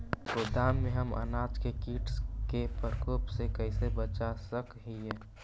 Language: Magahi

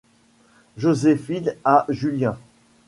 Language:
French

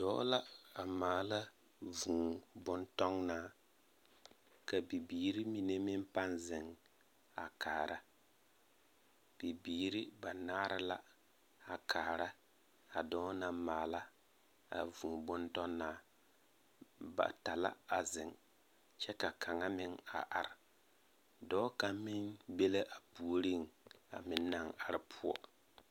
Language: Southern Dagaare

